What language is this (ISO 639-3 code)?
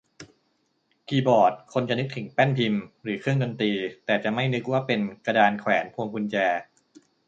tha